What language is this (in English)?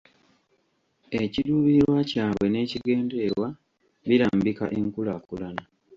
Ganda